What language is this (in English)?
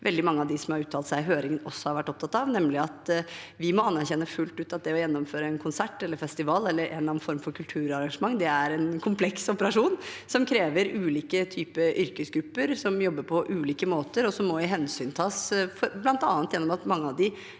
Norwegian